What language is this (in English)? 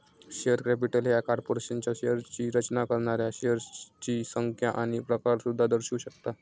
Marathi